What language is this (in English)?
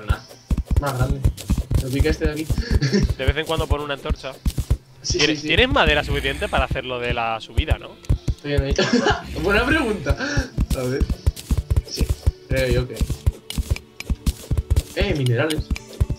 Spanish